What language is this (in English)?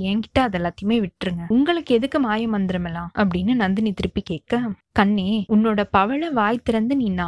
Tamil